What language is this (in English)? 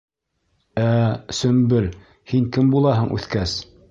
Bashkir